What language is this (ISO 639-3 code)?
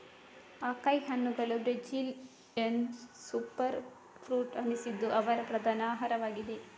kan